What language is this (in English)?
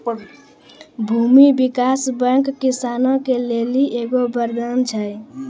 Maithili